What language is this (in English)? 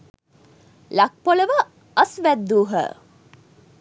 Sinhala